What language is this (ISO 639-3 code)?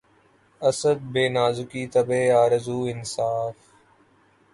urd